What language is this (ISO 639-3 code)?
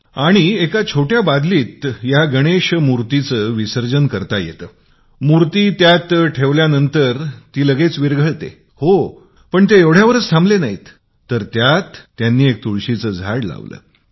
mar